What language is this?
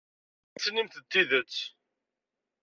Kabyle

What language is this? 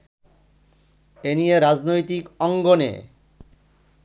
Bangla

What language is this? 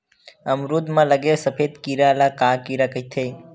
Chhattisgarhi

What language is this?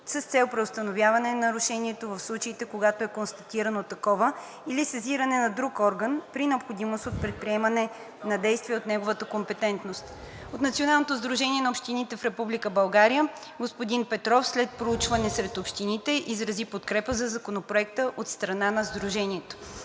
Bulgarian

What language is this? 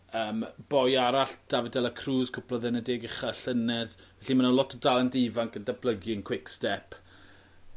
Welsh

